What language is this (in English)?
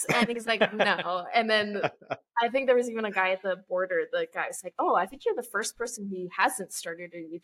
English